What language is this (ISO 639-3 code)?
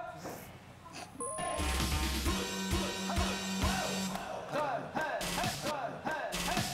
kor